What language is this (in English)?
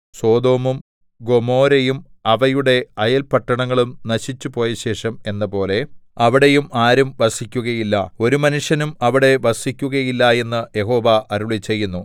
Malayalam